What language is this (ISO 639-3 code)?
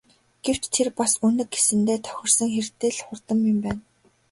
mon